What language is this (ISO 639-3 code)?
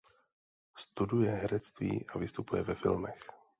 ces